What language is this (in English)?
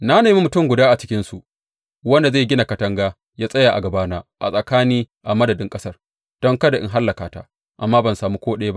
Hausa